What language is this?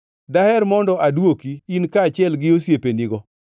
Luo (Kenya and Tanzania)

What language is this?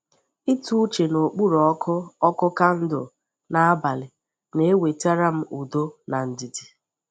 Igbo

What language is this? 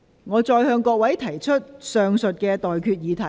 Cantonese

